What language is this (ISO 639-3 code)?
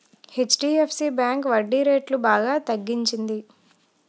tel